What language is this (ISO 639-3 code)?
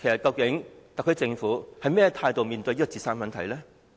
yue